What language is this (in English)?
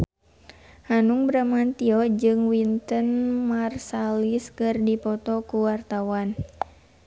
Sundanese